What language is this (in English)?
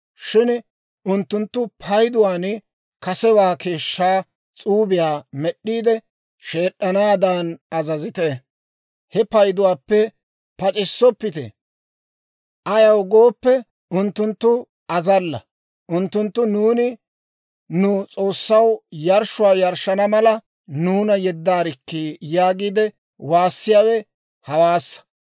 Dawro